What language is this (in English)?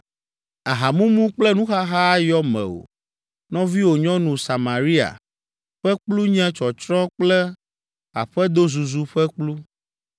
Ewe